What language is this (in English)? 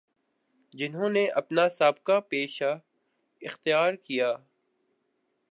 Urdu